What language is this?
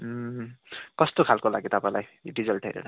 Nepali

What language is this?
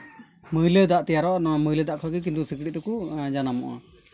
Santali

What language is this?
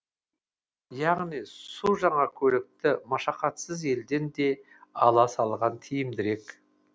Kazakh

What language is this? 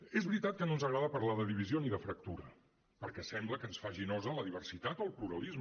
Catalan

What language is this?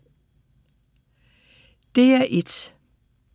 Danish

